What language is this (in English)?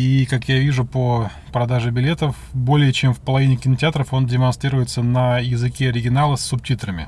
Russian